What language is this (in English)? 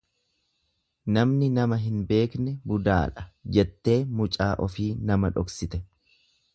Oromo